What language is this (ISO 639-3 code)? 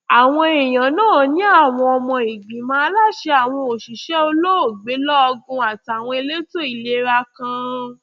yor